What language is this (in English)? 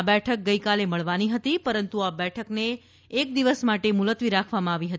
Gujarati